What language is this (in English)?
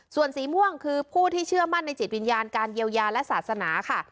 Thai